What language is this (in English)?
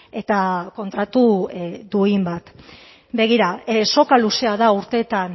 Basque